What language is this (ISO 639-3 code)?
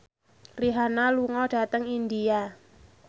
jav